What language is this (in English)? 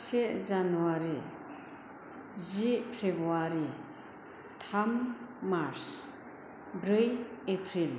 Bodo